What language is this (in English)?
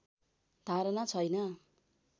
Nepali